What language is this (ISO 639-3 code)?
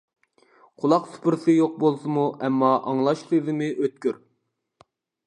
uig